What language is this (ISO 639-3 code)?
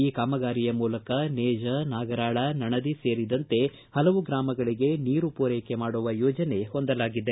kan